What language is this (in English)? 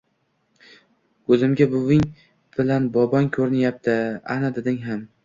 Uzbek